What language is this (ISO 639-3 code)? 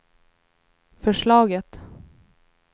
swe